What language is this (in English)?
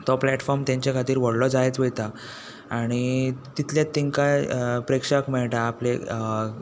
Konkani